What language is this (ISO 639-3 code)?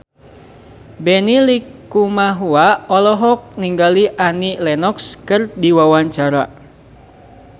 sun